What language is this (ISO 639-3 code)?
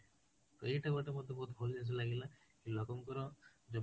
ori